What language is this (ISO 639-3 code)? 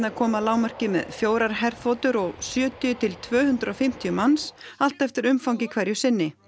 isl